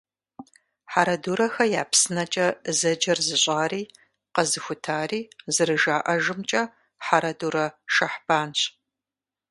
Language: Kabardian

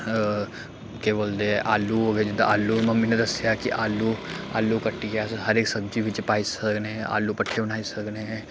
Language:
Dogri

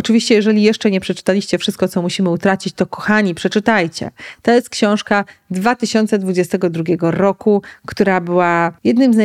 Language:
Polish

